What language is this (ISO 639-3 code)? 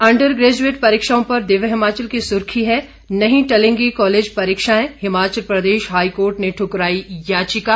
hin